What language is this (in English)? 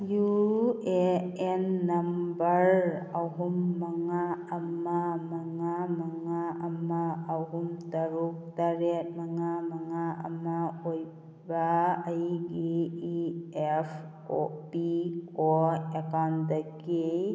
Manipuri